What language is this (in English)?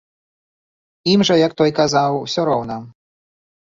Belarusian